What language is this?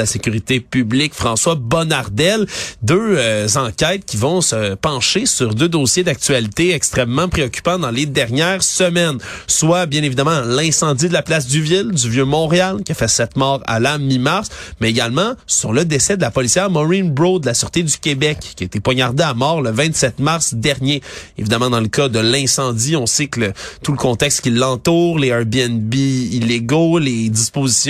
French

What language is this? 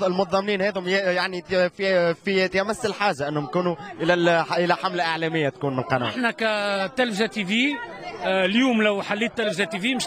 Arabic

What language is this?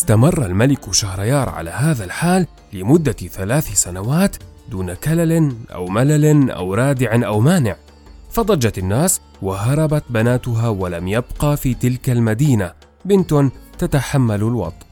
Arabic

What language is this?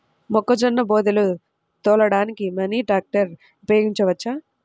Telugu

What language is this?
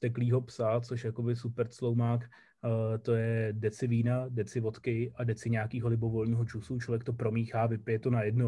Czech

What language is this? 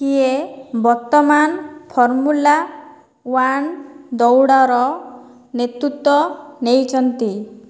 Odia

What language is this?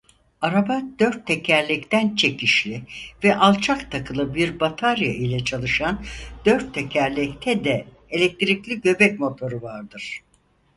Turkish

